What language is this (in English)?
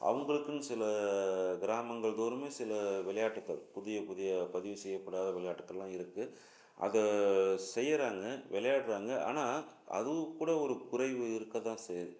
Tamil